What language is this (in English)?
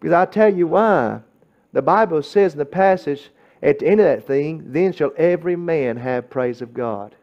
English